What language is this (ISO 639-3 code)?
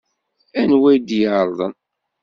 kab